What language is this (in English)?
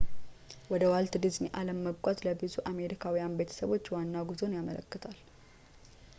Amharic